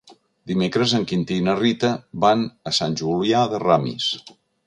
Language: Catalan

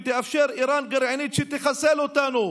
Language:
Hebrew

